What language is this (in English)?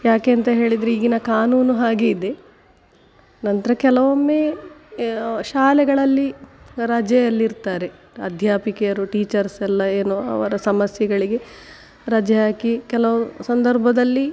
Kannada